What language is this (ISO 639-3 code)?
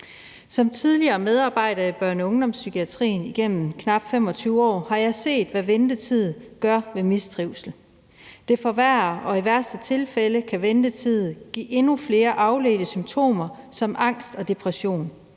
dan